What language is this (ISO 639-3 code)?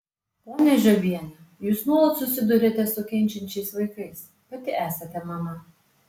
lit